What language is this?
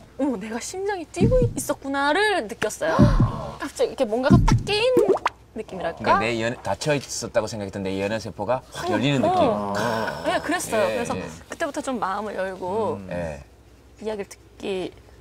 Korean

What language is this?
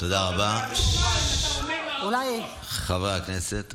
Hebrew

